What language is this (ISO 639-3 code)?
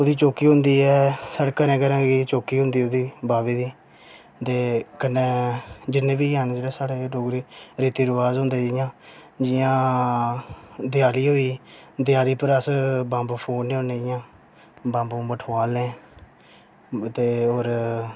doi